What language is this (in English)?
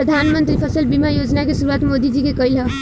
Bhojpuri